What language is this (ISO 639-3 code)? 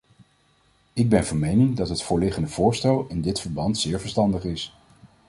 nld